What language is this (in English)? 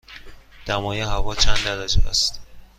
Persian